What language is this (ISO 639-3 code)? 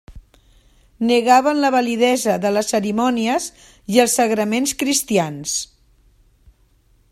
cat